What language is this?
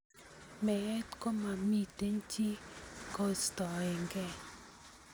Kalenjin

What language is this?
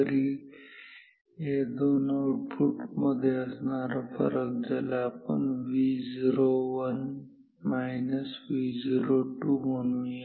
Marathi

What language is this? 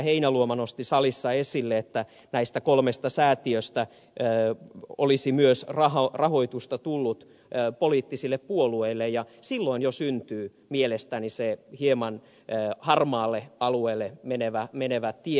Finnish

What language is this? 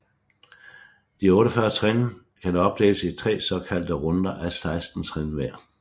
Danish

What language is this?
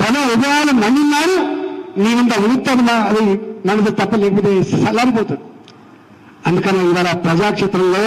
Telugu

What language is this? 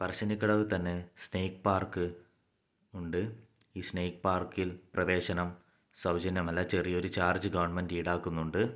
Malayalam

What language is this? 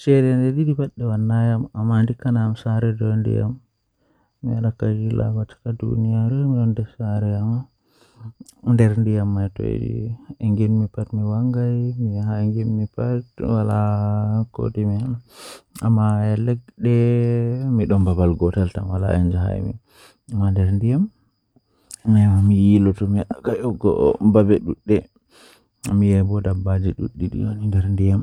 Western Niger Fulfulde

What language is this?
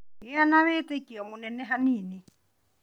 Kikuyu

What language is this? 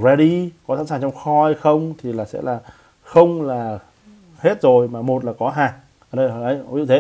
Vietnamese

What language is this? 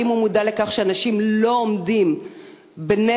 Hebrew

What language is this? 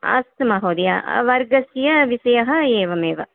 Sanskrit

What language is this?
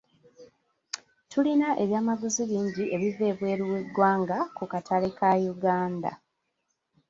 Ganda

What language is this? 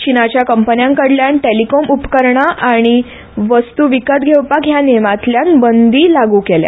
Konkani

